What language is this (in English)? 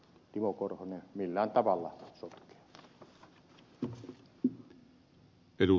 Finnish